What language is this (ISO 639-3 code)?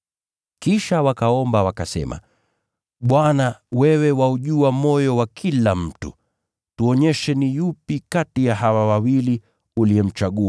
swa